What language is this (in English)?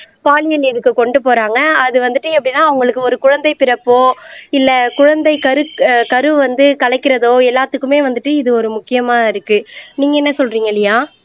Tamil